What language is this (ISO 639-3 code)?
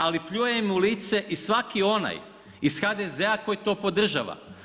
hrv